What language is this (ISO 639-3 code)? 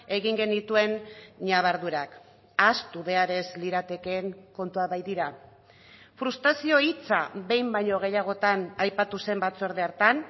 eus